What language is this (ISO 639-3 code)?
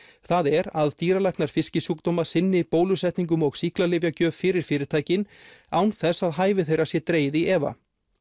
isl